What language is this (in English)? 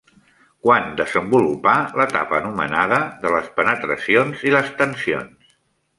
Catalan